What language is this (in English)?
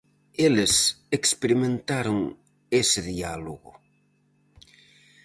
Galician